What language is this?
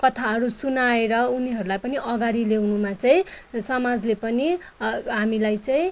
Nepali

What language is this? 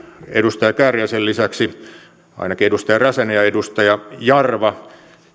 Finnish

